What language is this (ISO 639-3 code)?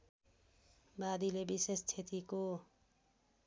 nep